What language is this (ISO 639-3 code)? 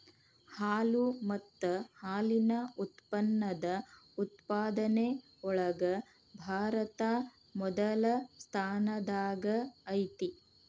kan